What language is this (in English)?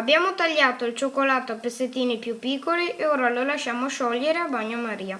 Italian